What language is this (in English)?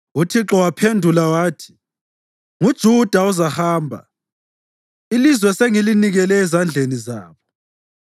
North Ndebele